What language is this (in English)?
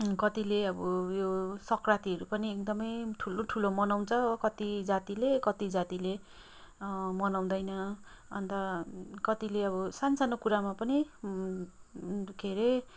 Nepali